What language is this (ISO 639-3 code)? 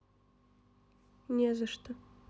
rus